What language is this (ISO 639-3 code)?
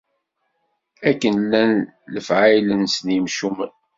kab